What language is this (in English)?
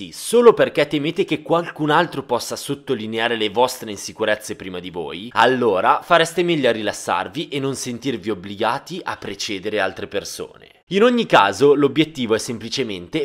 Italian